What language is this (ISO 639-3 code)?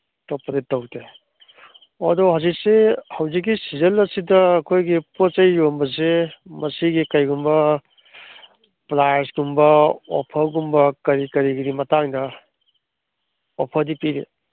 mni